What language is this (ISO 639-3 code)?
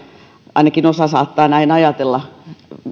fin